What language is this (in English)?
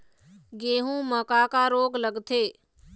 Chhattisgarhi